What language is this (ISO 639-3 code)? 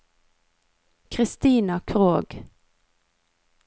nor